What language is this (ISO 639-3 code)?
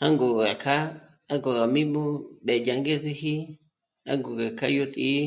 mmc